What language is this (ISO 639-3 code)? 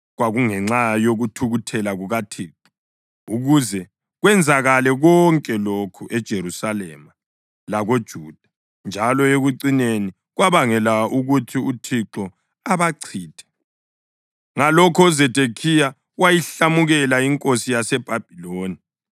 nde